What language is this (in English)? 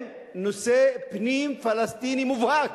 Hebrew